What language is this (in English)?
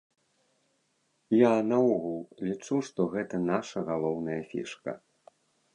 Belarusian